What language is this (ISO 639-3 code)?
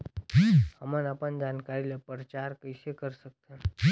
hne